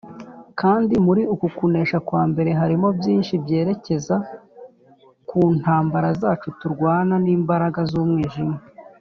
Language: Kinyarwanda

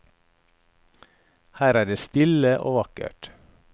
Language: Norwegian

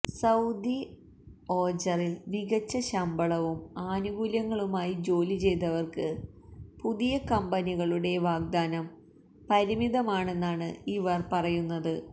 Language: Malayalam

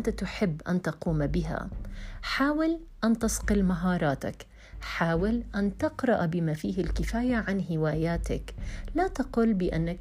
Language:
Arabic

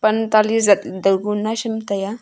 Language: Wancho Naga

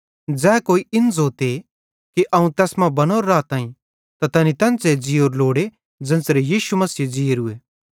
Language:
Bhadrawahi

